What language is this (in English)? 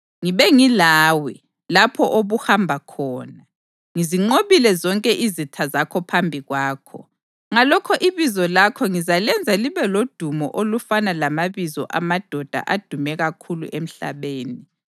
North Ndebele